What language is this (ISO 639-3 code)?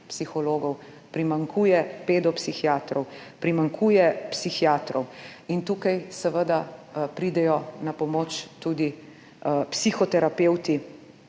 slv